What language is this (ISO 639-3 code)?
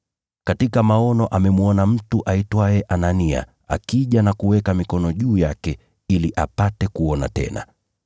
swa